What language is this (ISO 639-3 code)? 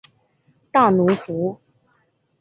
zho